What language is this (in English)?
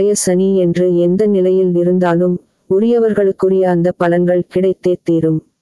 Tamil